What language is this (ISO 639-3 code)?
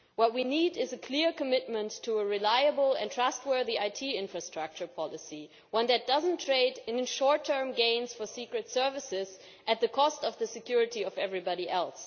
eng